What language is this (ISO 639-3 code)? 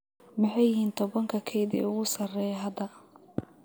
som